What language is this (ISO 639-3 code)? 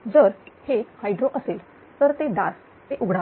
mar